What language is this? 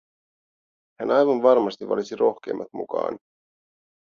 Finnish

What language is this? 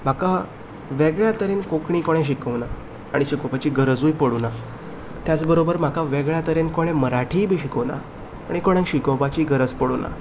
Konkani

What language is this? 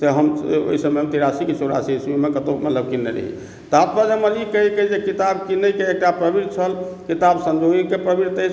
Maithili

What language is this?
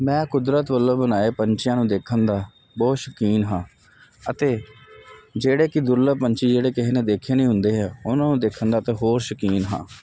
Punjabi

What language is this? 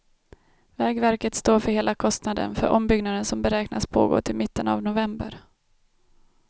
Swedish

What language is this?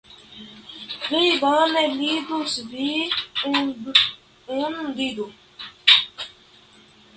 Esperanto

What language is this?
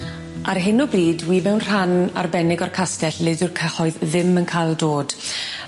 Welsh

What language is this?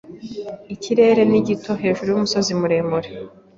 Kinyarwanda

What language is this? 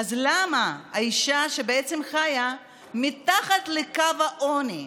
Hebrew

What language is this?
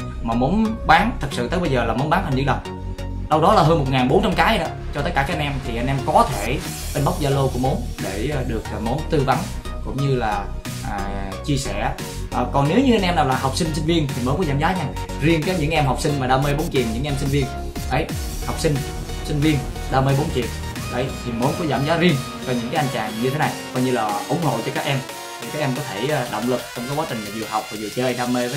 Vietnamese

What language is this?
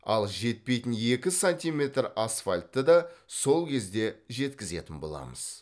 Kazakh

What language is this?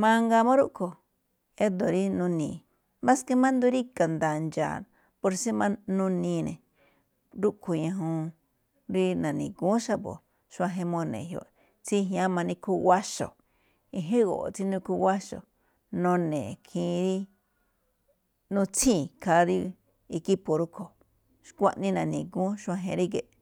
Malinaltepec Me'phaa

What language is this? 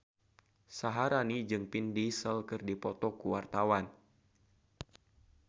Sundanese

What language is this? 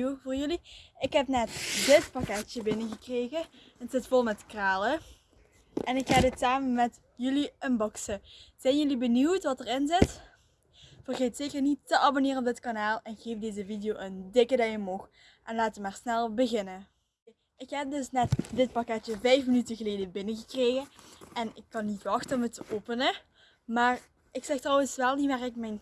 Dutch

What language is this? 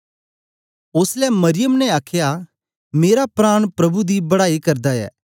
Dogri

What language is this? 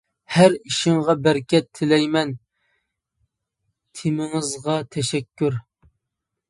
Uyghur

